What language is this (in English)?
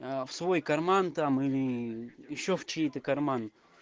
Russian